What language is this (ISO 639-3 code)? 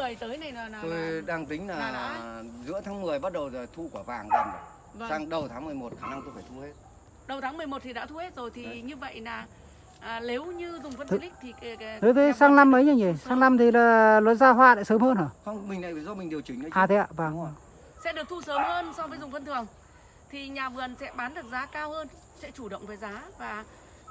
vie